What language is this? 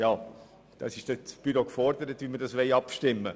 Swiss German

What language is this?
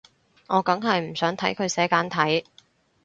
Cantonese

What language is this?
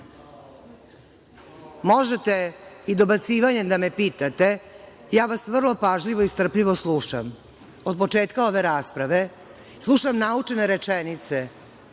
Serbian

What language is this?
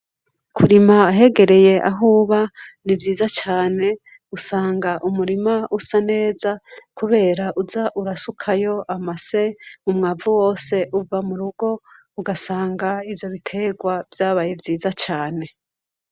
Rundi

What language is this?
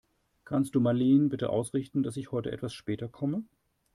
German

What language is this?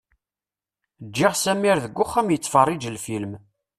Kabyle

